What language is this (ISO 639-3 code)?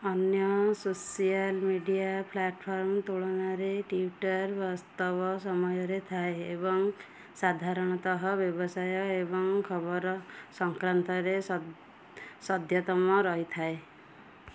ori